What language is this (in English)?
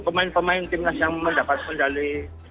Indonesian